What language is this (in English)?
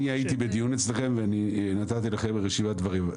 Hebrew